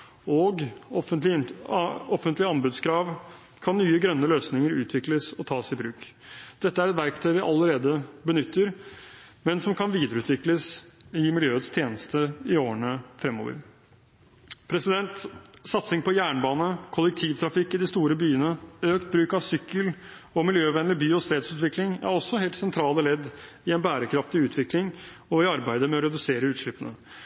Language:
Norwegian Bokmål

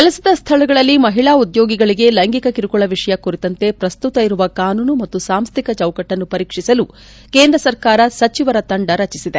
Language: Kannada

